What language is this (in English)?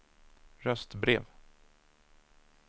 Swedish